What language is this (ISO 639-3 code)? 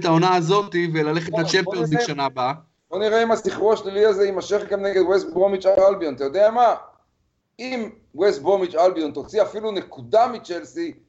heb